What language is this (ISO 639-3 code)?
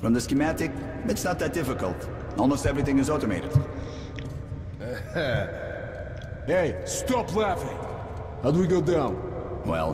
tur